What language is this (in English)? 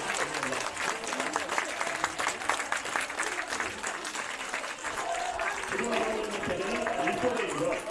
Korean